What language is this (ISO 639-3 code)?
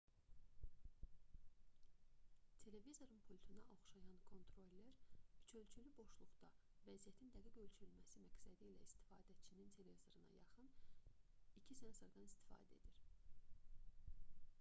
aze